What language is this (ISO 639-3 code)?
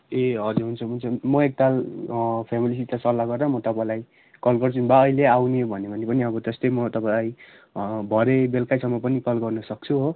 nep